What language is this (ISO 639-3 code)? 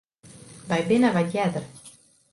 fry